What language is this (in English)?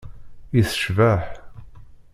Kabyle